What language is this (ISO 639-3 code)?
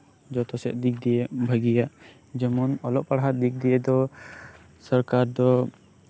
sat